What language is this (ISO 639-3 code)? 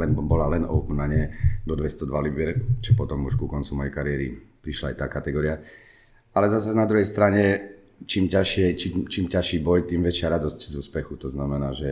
ces